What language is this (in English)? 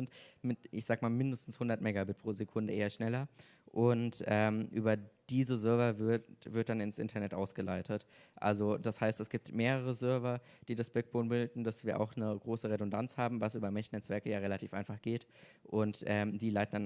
German